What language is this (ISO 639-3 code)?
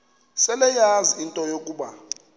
xho